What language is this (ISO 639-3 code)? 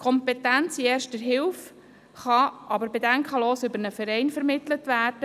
gsw